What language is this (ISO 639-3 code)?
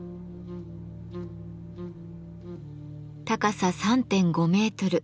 jpn